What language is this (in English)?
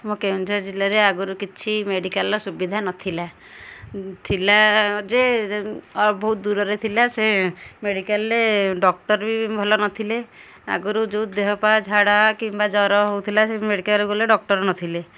Odia